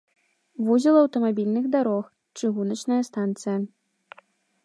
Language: Belarusian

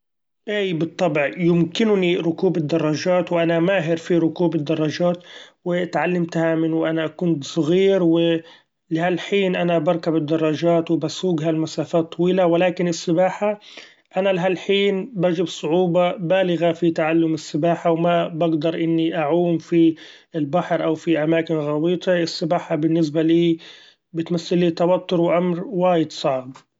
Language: Gulf Arabic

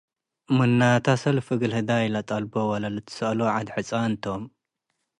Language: Tigre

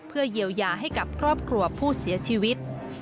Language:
Thai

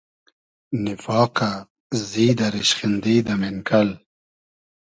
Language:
Hazaragi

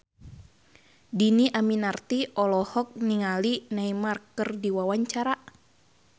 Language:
Sundanese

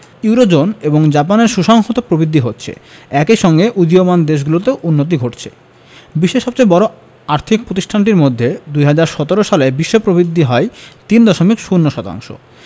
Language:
Bangla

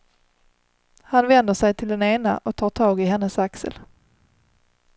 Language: Swedish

